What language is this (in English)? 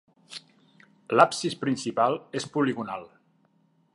Catalan